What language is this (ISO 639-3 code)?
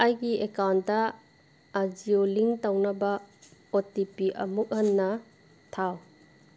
mni